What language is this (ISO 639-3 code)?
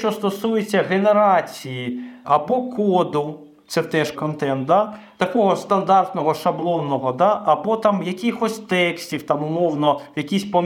ukr